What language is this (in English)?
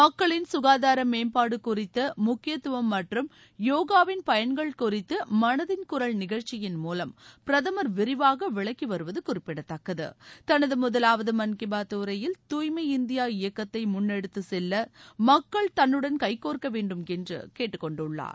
Tamil